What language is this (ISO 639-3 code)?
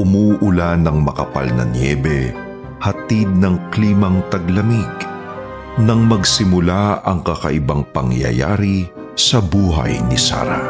fil